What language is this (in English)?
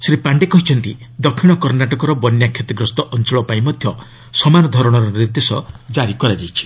Odia